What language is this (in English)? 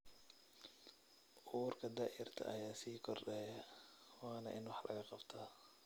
Somali